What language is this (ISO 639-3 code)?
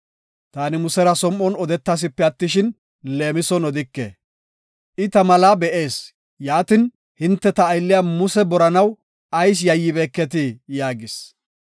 gof